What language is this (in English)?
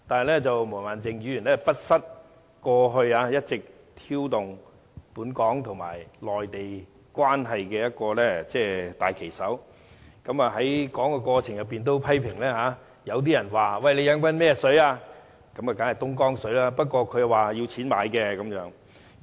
Cantonese